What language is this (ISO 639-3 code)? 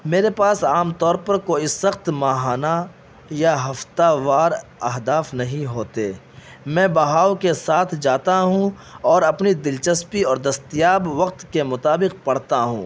urd